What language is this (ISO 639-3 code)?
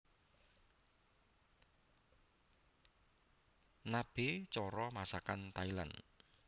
jav